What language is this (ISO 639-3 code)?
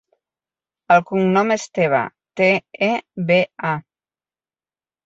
cat